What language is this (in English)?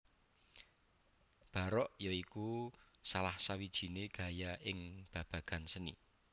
Javanese